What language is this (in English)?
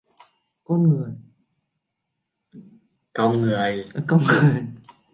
Vietnamese